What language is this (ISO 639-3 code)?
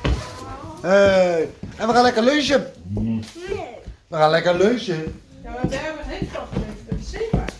nld